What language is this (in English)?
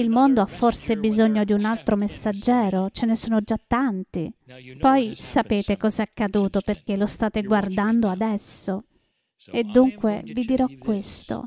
Italian